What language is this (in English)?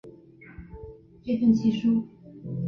Chinese